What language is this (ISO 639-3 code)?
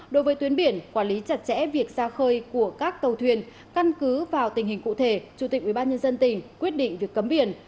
vie